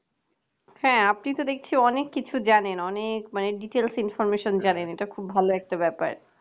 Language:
Bangla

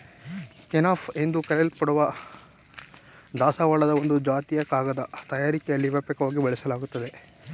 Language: Kannada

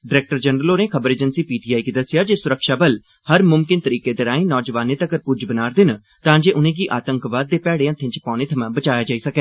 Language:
Dogri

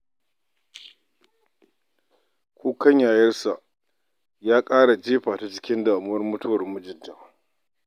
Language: Hausa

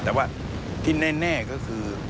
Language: Thai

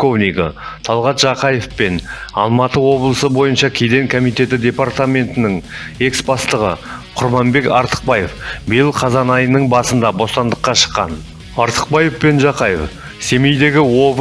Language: Kazakh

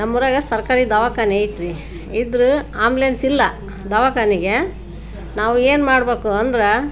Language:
Kannada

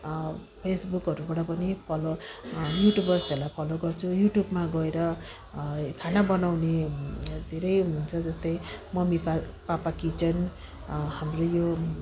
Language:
Nepali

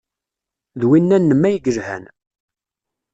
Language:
Kabyle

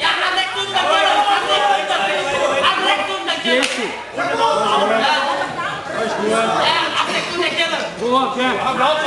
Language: Arabic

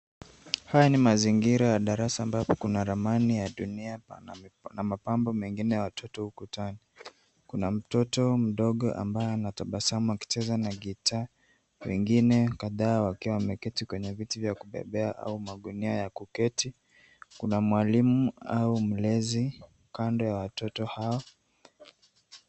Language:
Swahili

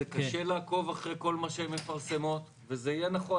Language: Hebrew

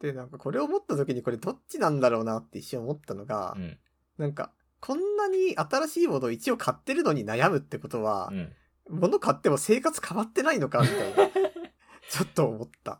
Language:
Japanese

